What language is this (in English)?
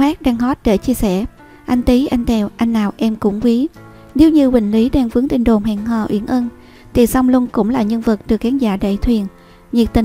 Vietnamese